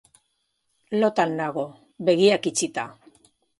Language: Basque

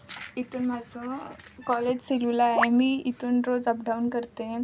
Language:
Marathi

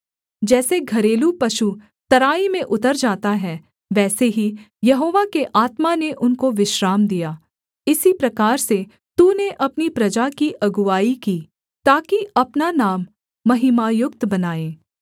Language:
Hindi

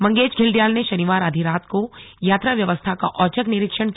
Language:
Hindi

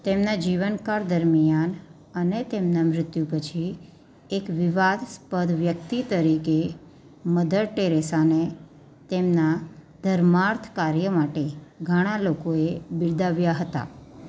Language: Gujarati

